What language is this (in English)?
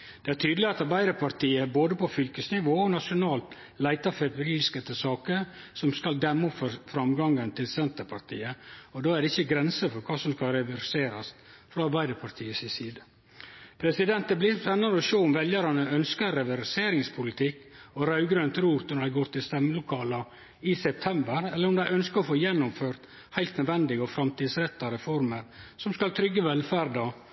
Norwegian Nynorsk